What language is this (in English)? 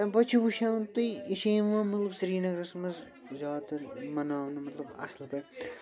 Kashmiri